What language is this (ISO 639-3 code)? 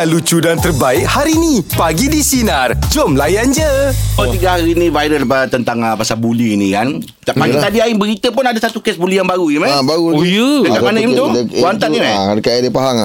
msa